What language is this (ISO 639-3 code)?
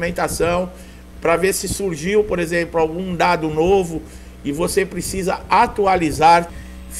por